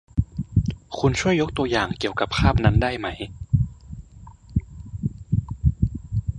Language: Thai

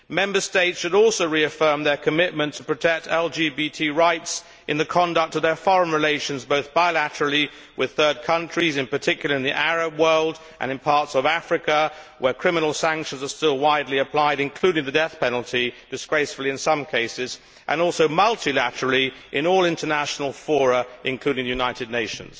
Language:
English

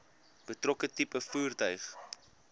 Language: Afrikaans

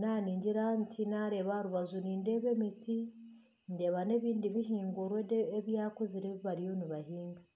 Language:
Nyankole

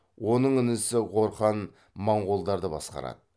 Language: Kazakh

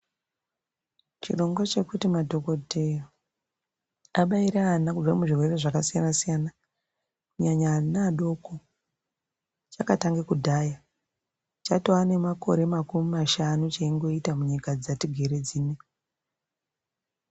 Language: Ndau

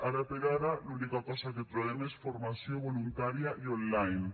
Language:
Catalan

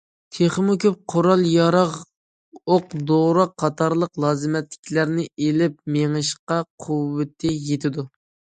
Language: Uyghur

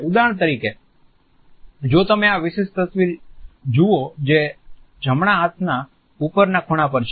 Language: Gujarati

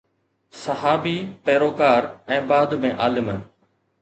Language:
Sindhi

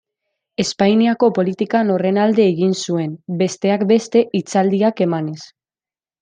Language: Basque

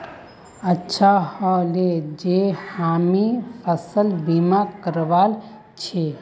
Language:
Magahi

